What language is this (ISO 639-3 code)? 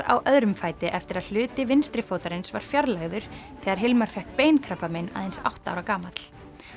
isl